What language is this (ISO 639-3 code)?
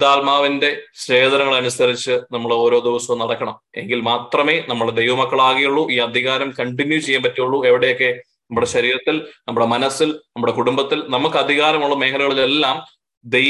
mal